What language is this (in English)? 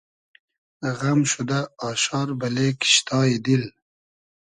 Hazaragi